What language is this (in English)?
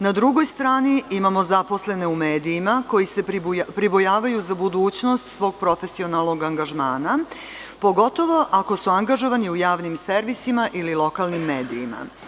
Serbian